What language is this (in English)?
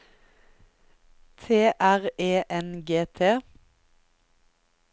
Norwegian